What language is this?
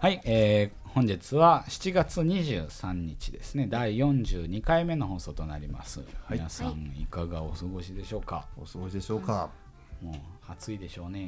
Japanese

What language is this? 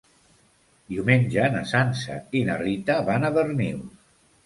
Catalan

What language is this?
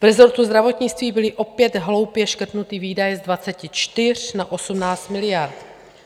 Czech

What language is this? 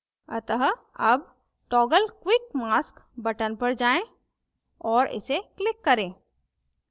Hindi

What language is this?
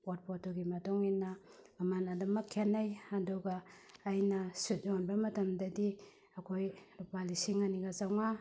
Manipuri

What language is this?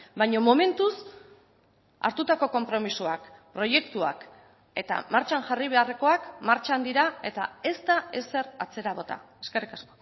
Basque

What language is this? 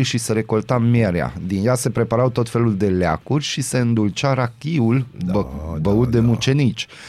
Romanian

